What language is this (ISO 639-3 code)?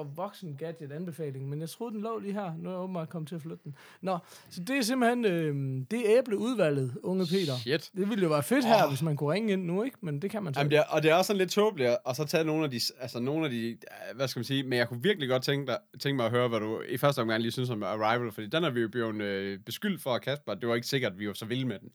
dan